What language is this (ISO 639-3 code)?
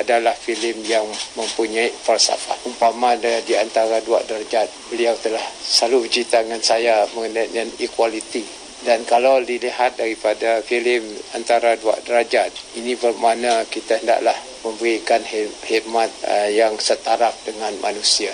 msa